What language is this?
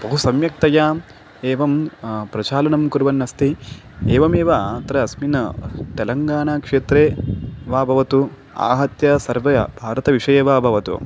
Sanskrit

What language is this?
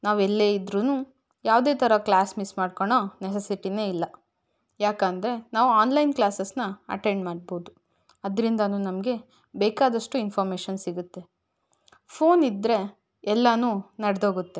Kannada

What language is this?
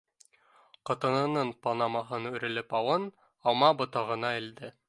Bashkir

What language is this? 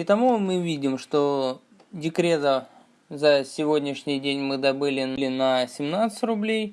Russian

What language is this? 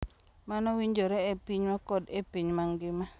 Luo (Kenya and Tanzania)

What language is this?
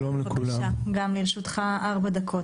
Hebrew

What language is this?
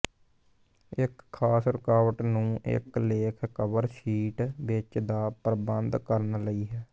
Punjabi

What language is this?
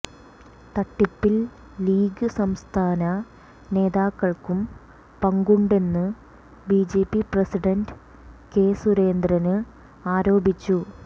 Malayalam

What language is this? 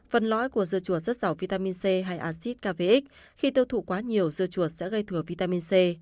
Vietnamese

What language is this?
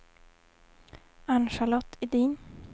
Swedish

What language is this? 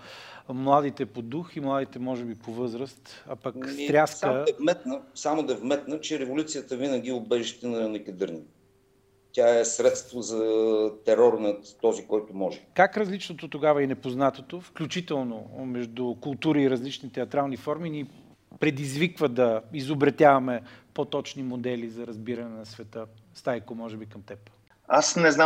Bulgarian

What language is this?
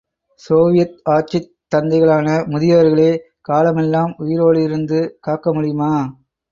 Tamil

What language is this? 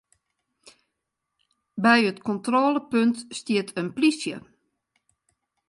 Western Frisian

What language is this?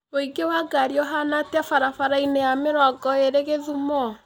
Kikuyu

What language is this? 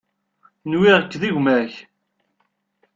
Kabyle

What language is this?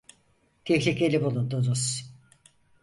Turkish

